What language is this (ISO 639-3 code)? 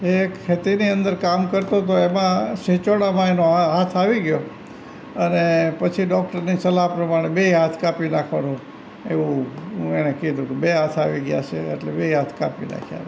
guj